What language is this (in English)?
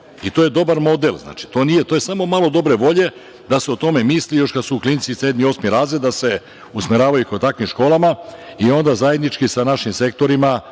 Serbian